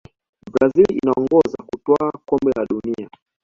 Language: Swahili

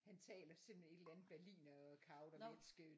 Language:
Danish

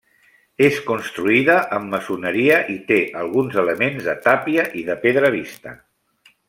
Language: Catalan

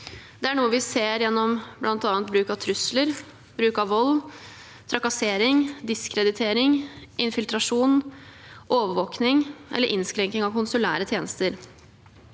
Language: Norwegian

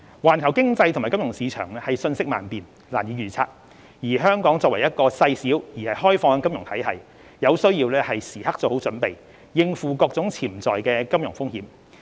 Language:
Cantonese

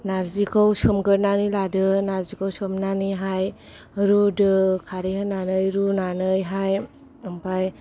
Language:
Bodo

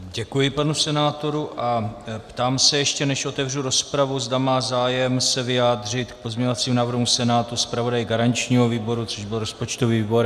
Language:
Czech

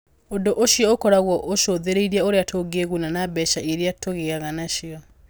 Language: Kikuyu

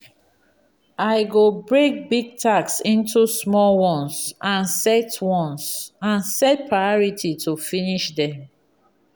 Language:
Nigerian Pidgin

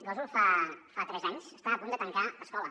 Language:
Catalan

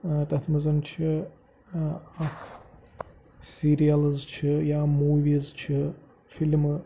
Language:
Kashmiri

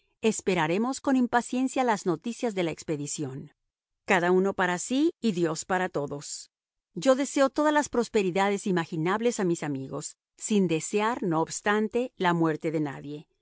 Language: Spanish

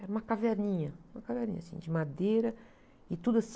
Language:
Portuguese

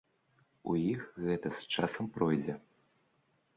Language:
Belarusian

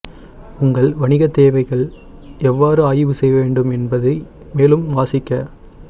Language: Tamil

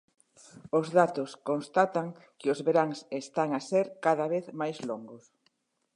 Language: Galician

